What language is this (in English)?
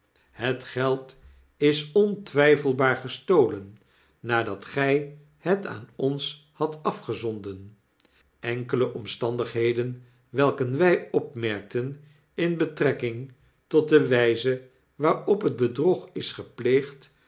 Dutch